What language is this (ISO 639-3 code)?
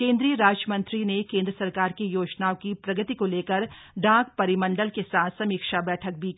hin